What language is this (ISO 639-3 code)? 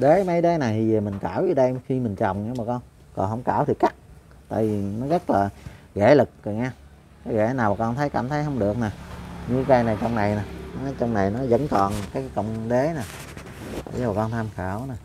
vie